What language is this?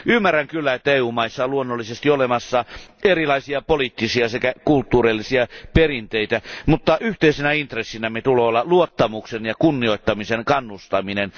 Finnish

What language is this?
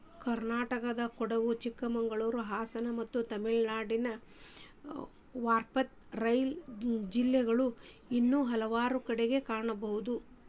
Kannada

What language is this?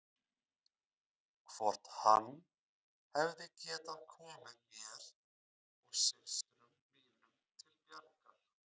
Icelandic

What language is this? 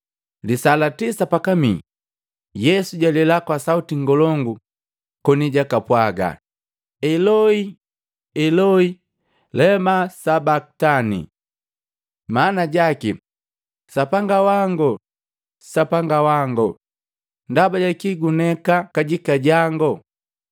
Matengo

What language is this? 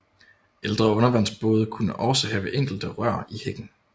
Danish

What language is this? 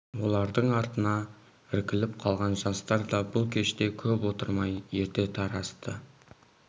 Kazakh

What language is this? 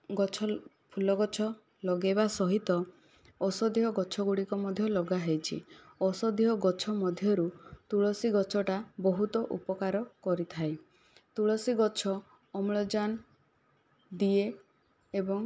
Odia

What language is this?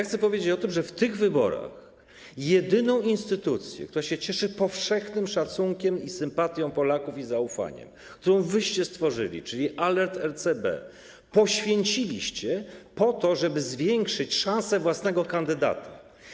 Polish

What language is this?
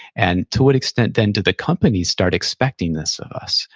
English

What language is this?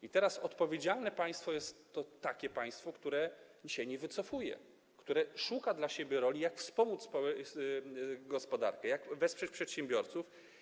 Polish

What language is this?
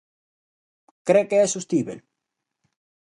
Galician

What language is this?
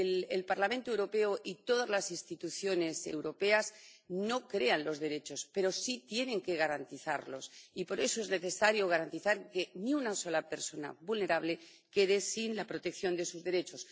Spanish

